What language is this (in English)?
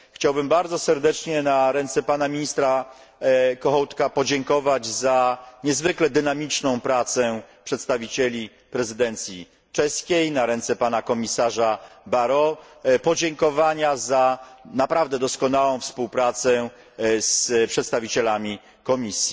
Polish